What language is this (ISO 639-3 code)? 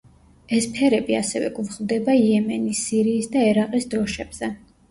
kat